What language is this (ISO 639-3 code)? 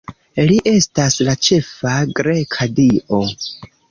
epo